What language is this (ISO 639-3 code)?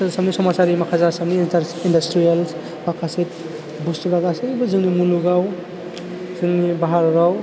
brx